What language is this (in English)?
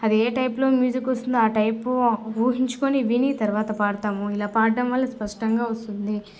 Telugu